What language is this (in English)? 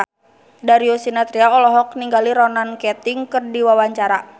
Sundanese